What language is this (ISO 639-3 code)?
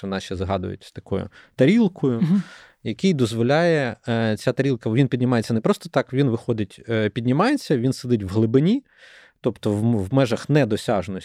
ukr